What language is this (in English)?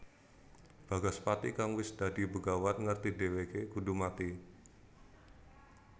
Javanese